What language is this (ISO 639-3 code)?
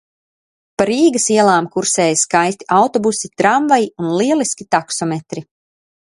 lav